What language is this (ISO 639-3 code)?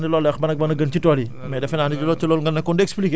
wol